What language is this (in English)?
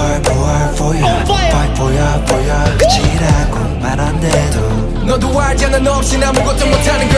Romanian